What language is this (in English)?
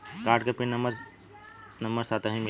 Bhojpuri